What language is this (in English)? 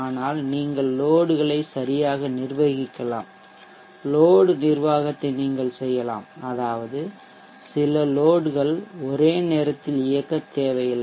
Tamil